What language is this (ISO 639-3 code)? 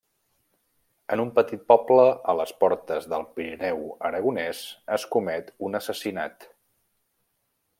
cat